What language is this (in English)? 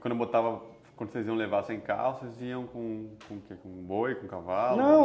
Portuguese